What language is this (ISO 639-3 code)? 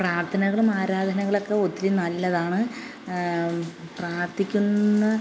mal